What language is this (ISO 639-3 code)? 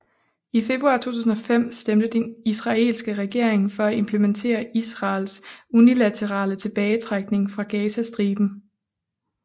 dan